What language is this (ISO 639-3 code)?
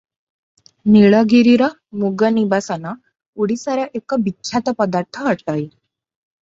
ori